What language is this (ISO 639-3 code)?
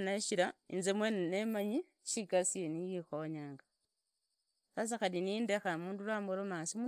ida